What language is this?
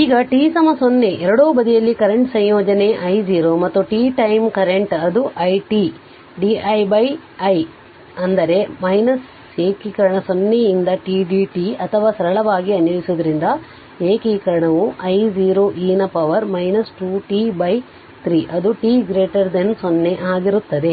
Kannada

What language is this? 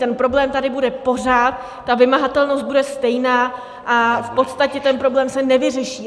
Czech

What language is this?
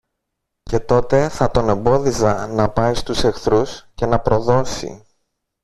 Greek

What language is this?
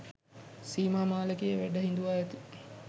Sinhala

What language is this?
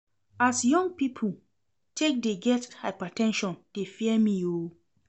Nigerian Pidgin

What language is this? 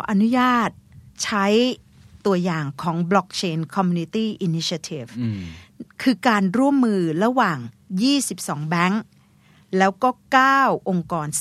Thai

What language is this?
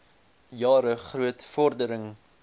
Afrikaans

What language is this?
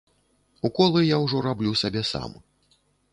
Belarusian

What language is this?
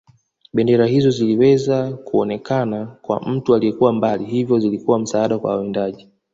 Swahili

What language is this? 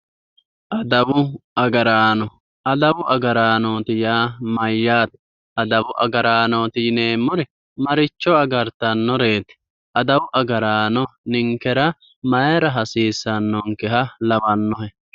Sidamo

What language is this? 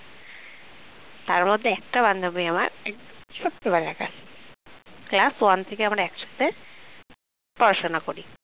Bangla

